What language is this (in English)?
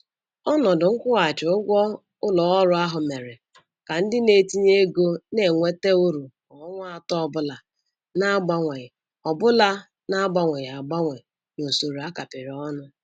Igbo